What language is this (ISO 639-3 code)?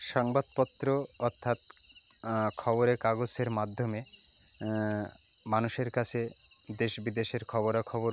ben